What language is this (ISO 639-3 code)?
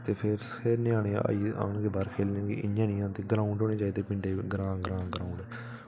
doi